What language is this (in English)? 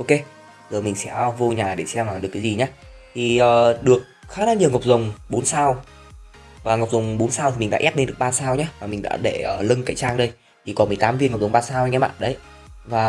Vietnamese